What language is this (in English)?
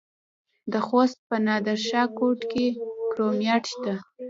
Pashto